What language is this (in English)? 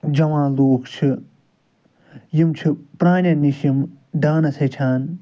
Kashmiri